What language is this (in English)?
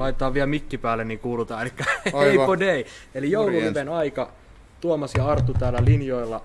Finnish